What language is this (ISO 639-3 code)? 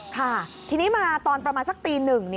tha